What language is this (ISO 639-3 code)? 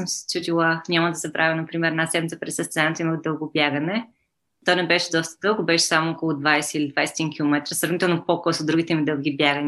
bul